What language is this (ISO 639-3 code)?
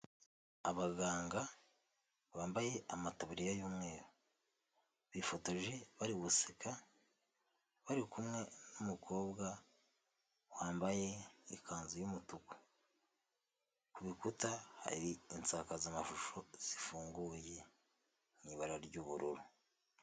kin